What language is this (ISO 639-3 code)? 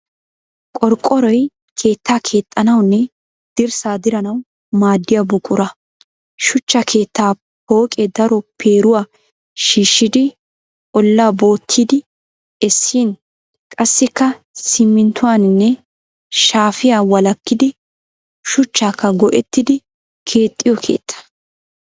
wal